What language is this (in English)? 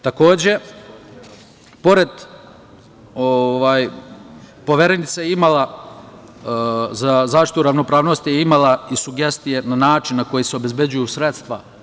Serbian